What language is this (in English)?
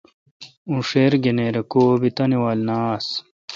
Kalkoti